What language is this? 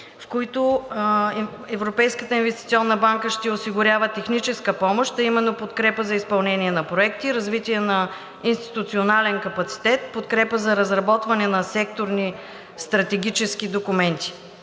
Bulgarian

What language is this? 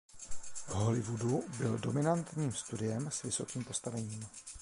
Czech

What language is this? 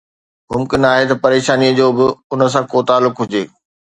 Sindhi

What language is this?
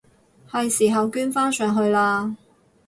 Cantonese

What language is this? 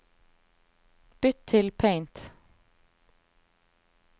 Norwegian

